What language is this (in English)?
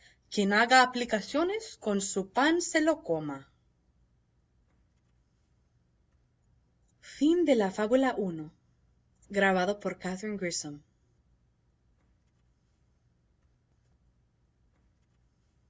Spanish